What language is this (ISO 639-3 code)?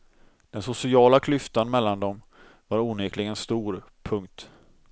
swe